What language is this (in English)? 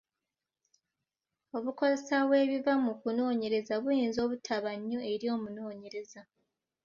Ganda